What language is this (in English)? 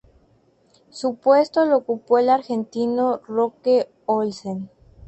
Spanish